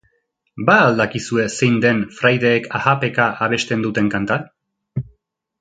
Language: Basque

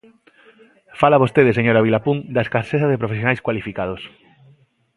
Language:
Galician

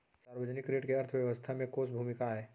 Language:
Chhattisgarhi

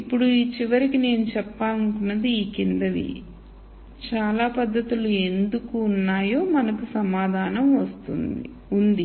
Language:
Telugu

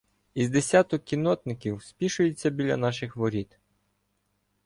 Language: Ukrainian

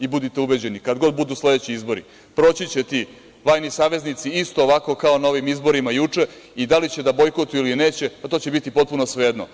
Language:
Serbian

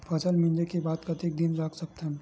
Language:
Chhattisgarhi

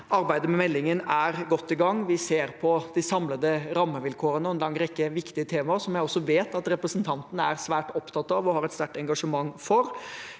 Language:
Norwegian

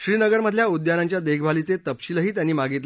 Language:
Marathi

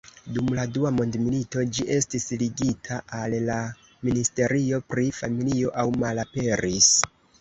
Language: Esperanto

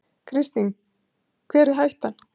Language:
Icelandic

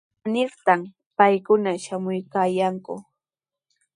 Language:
Sihuas Ancash Quechua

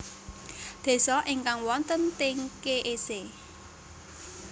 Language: Javanese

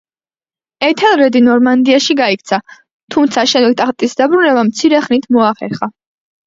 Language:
Georgian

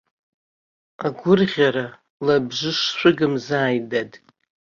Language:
Abkhazian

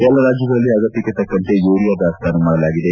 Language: Kannada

